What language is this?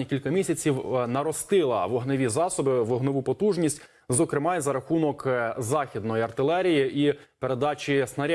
Ukrainian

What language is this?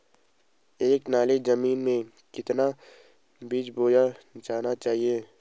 Hindi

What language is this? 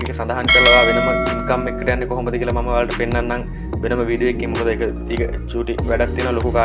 Indonesian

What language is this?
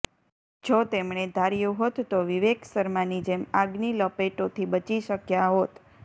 Gujarati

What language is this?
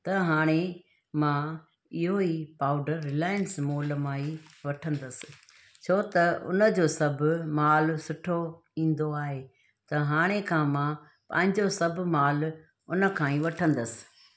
Sindhi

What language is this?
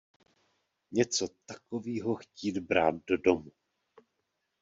Czech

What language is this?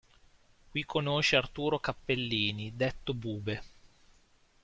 Italian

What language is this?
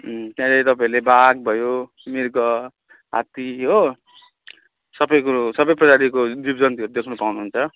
Nepali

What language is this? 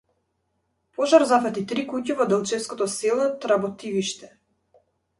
Macedonian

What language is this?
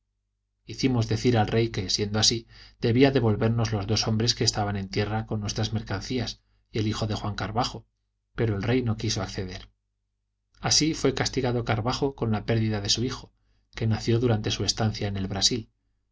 Spanish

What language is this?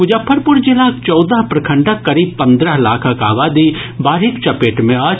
Maithili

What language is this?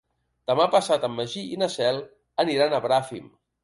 Catalan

